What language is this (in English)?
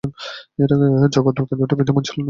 Bangla